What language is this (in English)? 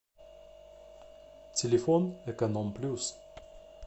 Russian